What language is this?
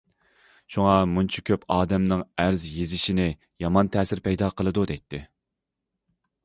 Uyghur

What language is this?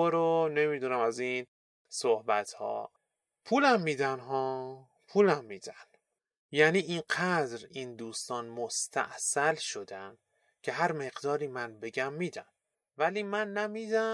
Persian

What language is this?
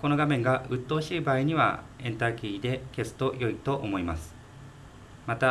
Japanese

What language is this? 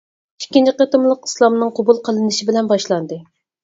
Uyghur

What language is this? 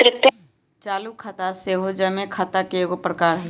Magahi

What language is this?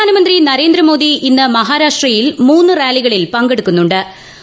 Malayalam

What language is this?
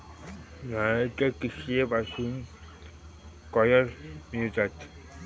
Marathi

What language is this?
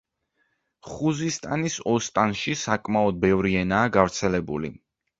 Georgian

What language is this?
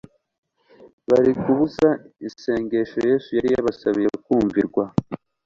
Kinyarwanda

